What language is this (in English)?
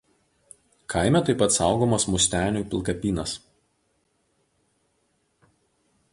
Lithuanian